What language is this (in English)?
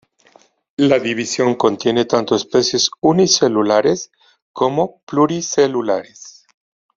Spanish